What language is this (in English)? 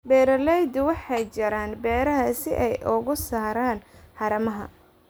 Somali